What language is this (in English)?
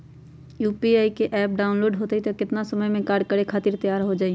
Magahi